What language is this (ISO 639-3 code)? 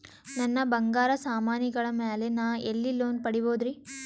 kan